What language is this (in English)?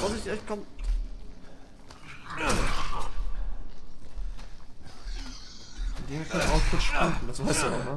German